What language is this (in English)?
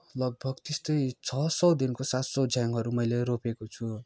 Nepali